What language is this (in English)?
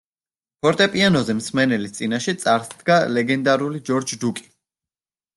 Georgian